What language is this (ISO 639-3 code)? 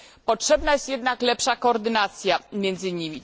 pol